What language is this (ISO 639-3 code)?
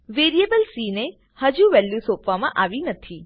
guj